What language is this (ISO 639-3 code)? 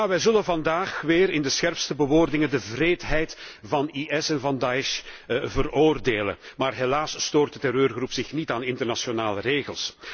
nld